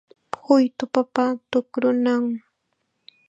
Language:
Chiquián Ancash Quechua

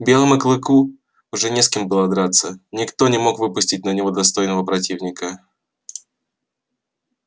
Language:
Russian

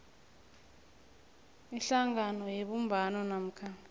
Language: South Ndebele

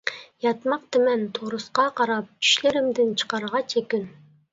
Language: Uyghur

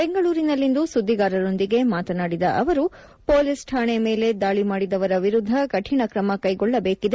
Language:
Kannada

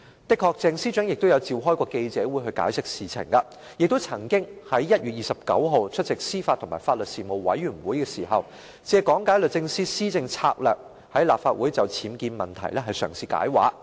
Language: Cantonese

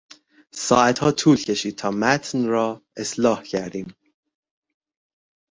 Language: Persian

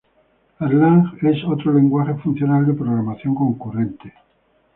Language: Spanish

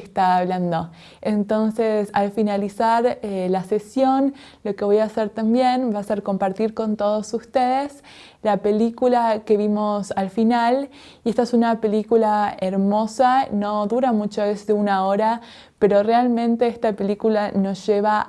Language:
Spanish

